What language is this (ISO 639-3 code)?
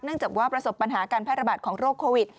tha